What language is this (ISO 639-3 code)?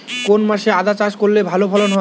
ben